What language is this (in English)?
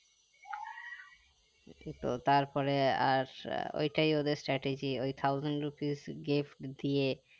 Bangla